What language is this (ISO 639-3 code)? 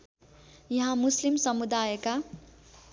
nep